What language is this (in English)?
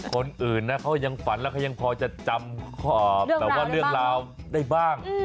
Thai